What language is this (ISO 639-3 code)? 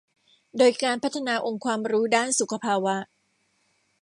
tha